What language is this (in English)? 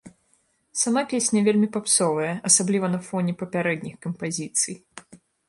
Belarusian